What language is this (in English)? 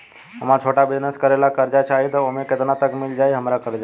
Bhojpuri